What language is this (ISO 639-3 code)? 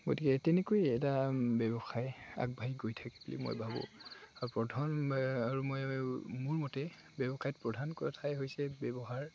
asm